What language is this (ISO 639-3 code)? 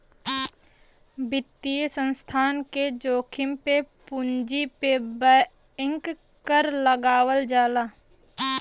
bho